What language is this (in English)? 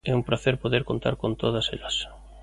Galician